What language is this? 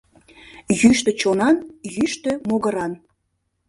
Mari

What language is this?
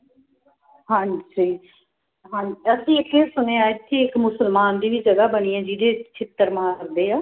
Punjabi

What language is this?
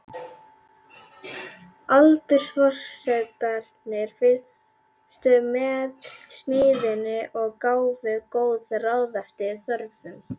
Icelandic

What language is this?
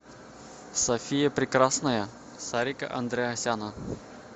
Russian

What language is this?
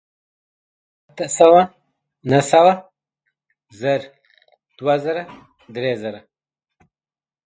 Pashto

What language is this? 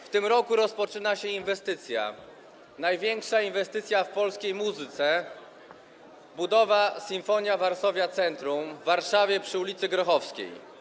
Polish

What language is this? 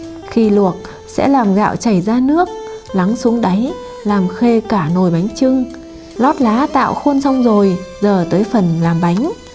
Vietnamese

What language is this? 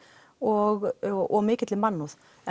Icelandic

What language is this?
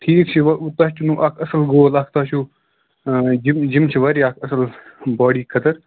Kashmiri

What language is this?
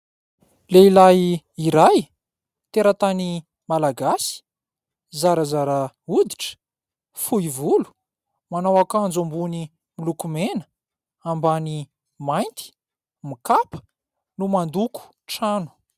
Malagasy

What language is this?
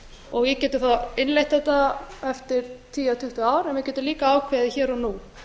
Icelandic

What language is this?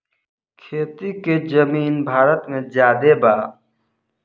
Bhojpuri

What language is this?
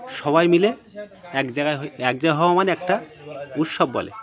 Bangla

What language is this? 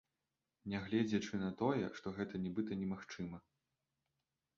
Belarusian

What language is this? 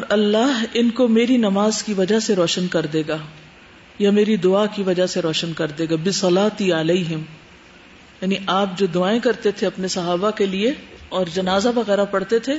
Urdu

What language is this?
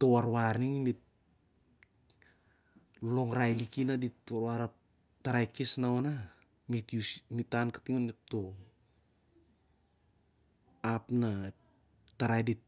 Siar-Lak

